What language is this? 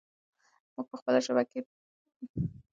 Pashto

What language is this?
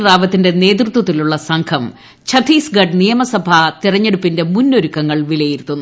Malayalam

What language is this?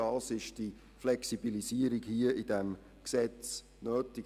Swiss German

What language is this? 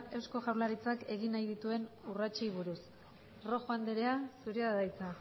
Basque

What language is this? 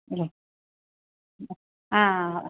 Kannada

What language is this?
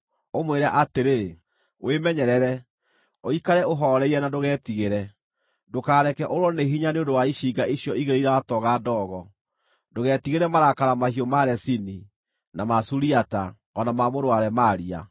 Kikuyu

